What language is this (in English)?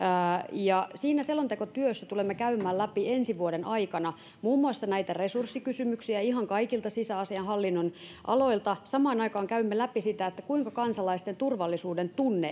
Finnish